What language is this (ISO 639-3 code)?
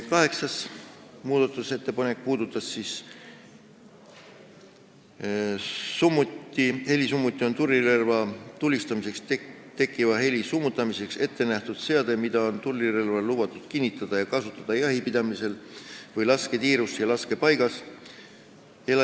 est